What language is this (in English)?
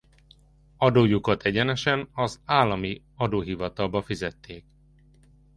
Hungarian